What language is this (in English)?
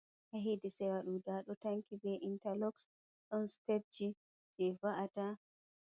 Fula